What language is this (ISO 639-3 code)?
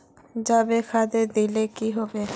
mag